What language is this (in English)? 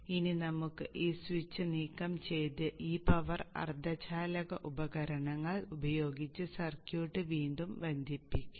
Malayalam